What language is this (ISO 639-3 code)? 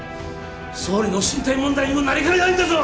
jpn